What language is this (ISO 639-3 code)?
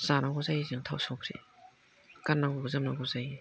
brx